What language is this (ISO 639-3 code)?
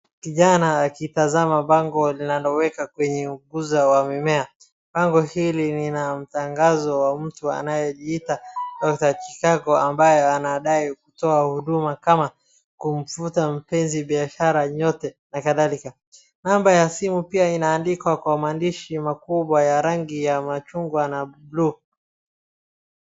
swa